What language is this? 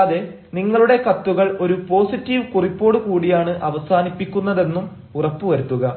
Malayalam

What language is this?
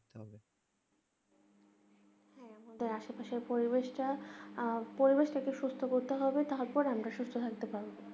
Bangla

